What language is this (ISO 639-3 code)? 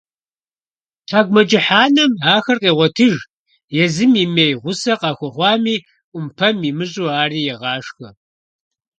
kbd